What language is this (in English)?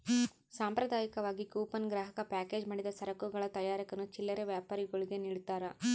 Kannada